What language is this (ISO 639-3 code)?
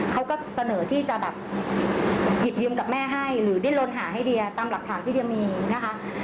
tha